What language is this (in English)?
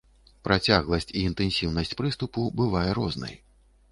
Belarusian